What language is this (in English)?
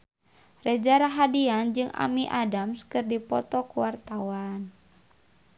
Sundanese